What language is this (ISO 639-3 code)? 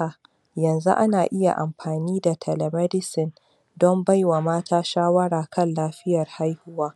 hau